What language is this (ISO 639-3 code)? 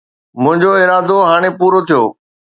snd